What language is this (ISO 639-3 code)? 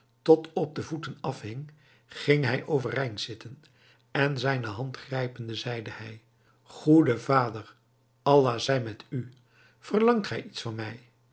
nld